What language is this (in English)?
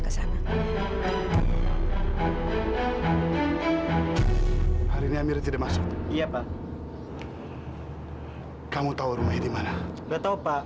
Indonesian